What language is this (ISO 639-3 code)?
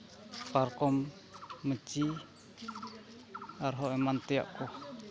sat